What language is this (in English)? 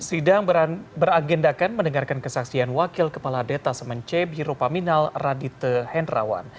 Indonesian